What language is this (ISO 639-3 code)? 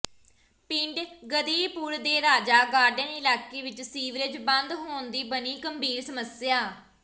pan